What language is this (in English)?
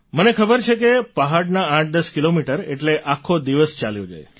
Gujarati